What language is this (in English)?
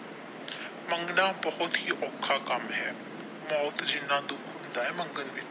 Punjabi